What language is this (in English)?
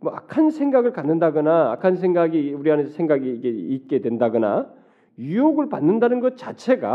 Korean